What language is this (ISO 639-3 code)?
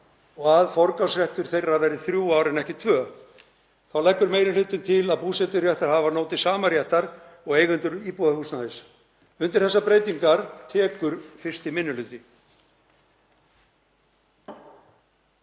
isl